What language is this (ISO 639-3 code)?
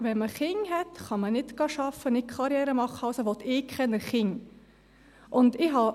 gsw